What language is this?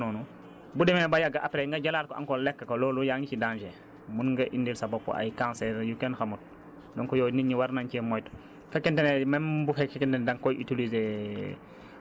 Wolof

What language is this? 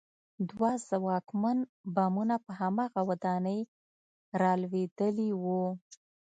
Pashto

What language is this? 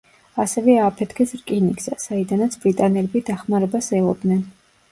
Georgian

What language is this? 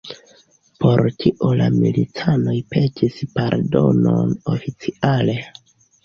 Esperanto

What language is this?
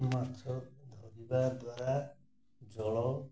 Odia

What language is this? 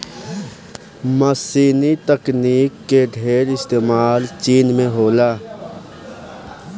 Bhojpuri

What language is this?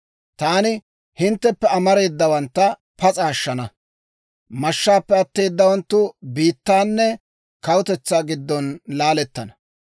Dawro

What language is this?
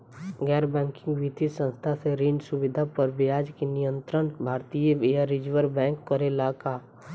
Bhojpuri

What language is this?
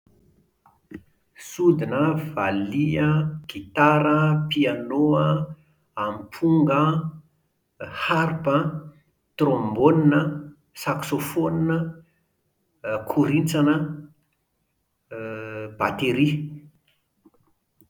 Malagasy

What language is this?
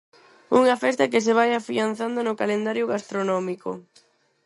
Galician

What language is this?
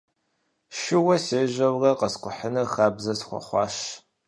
Kabardian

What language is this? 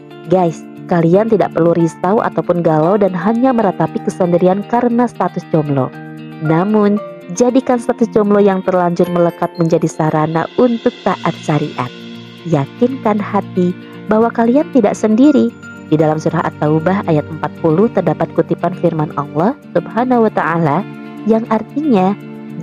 Indonesian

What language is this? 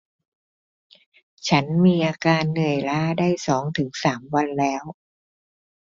Thai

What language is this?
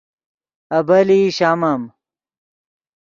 Yidgha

